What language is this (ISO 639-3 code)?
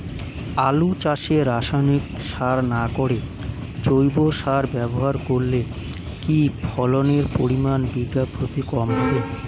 ben